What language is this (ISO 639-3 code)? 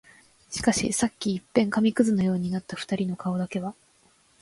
jpn